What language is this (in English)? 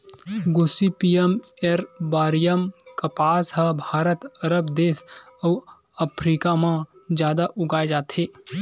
Chhattisgarhi